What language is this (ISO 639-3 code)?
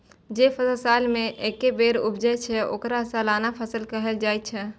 mai